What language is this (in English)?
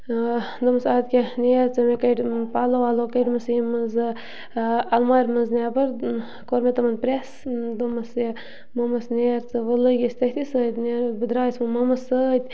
Kashmiri